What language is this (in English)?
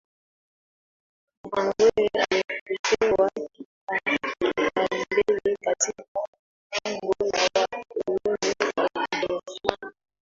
Swahili